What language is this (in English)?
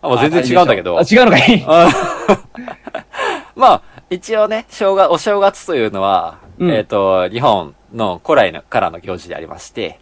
Japanese